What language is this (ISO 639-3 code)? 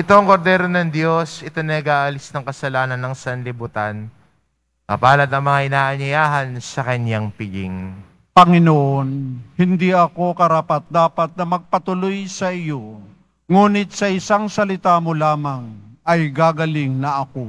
fil